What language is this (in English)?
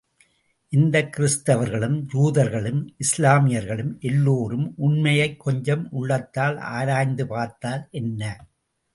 Tamil